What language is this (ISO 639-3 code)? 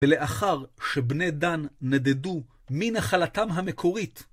heb